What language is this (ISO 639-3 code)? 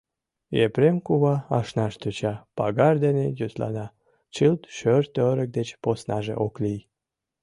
chm